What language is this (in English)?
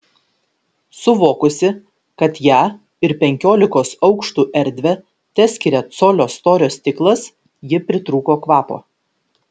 Lithuanian